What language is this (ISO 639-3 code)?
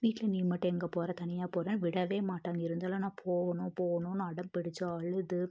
tam